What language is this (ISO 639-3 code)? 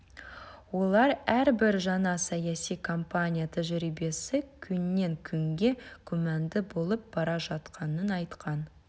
kaz